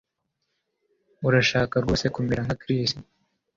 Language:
Kinyarwanda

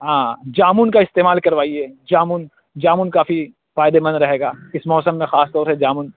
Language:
Urdu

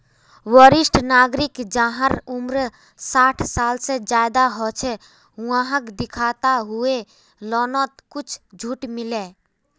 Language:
Magahi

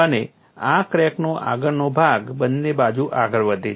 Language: Gujarati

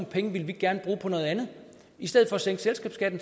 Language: Danish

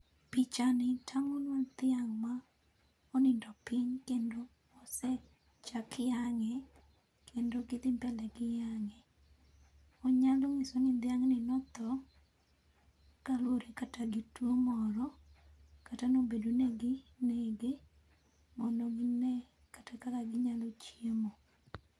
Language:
Luo (Kenya and Tanzania)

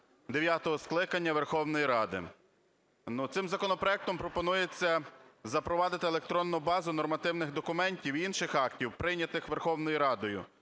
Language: Ukrainian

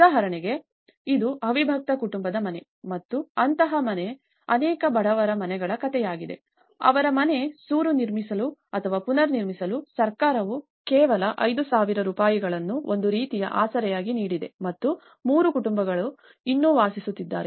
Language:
Kannada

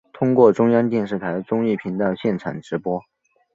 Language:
Chinese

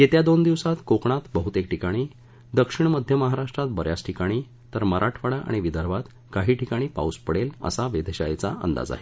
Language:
Marathi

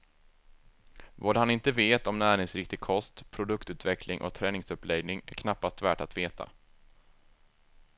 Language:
Swedish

